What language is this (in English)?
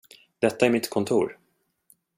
Swedish